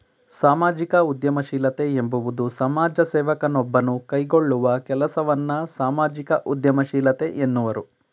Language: Kannada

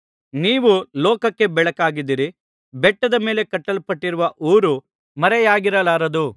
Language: Kannada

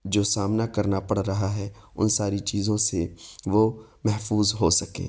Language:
Urdu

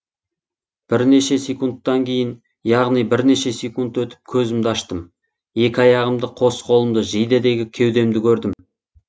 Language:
Kazakh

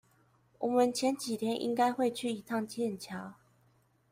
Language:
Chinese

